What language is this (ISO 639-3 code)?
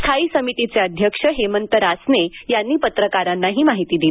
mar